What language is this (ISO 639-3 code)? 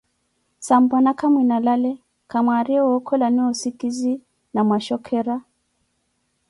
eko